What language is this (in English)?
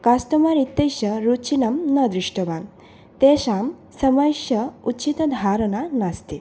Sanskrit